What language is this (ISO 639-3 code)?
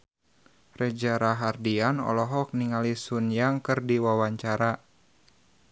sun